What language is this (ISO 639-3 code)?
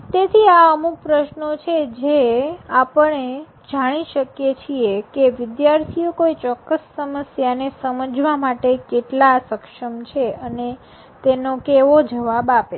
guj